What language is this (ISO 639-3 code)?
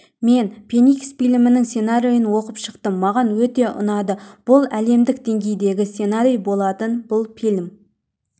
kaz